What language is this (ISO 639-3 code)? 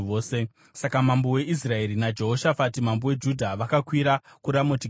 sna